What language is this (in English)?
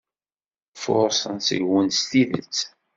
Kabyle